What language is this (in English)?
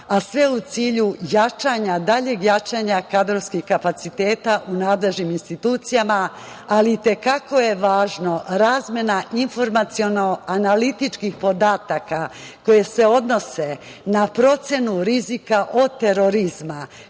Serbian